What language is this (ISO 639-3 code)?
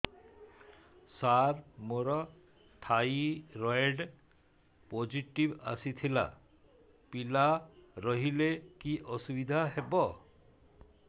ori